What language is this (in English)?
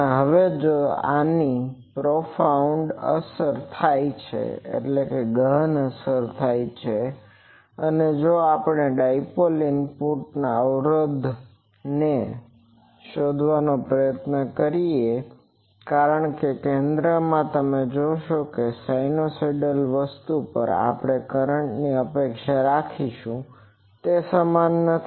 Gujarati